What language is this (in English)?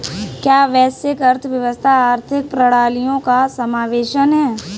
Hindi